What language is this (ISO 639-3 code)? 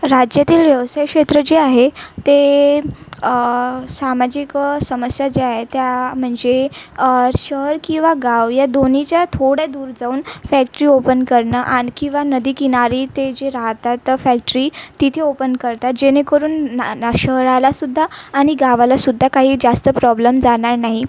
mar